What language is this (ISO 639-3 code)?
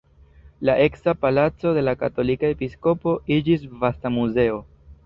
epo